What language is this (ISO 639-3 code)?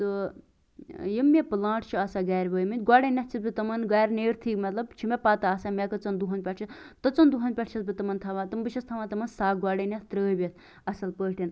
kas